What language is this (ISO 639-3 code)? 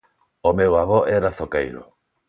glg